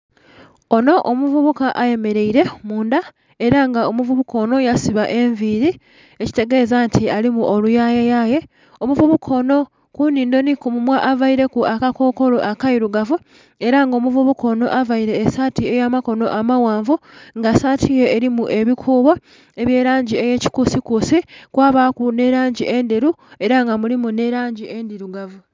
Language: Soga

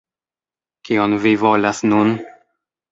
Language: Esperanto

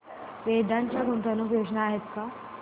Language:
Marathi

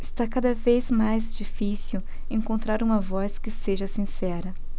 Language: Portuguese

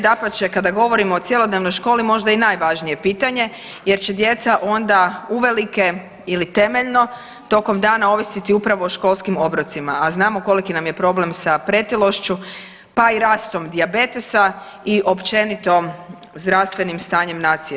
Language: Croatian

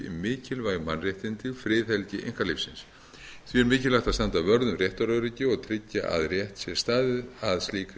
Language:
Icelandic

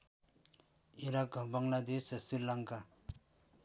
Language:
Nepali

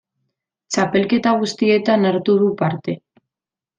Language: Basque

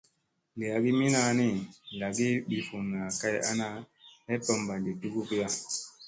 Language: Musey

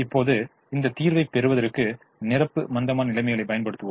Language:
Tamil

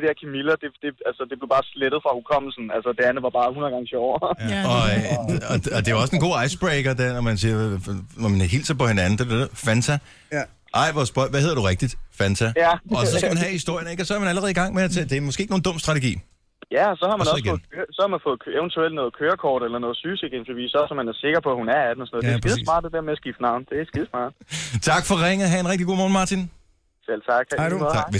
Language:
Danish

